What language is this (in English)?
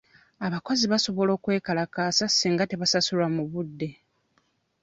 Ganda